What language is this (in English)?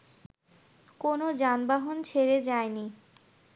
Bangla